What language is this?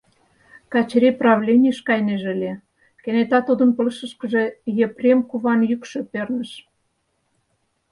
Mari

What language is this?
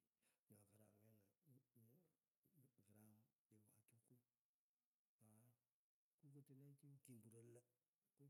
Pökoot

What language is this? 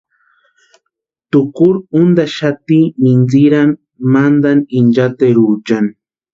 Western Highland Purepecha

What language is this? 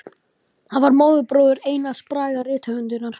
Icelandic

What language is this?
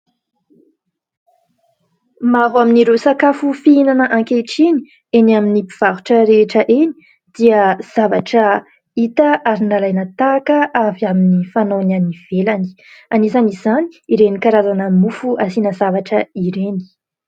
Malagasy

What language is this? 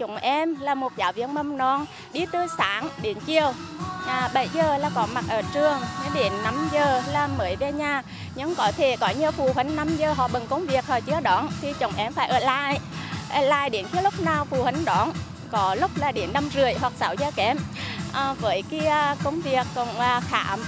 Vietnamese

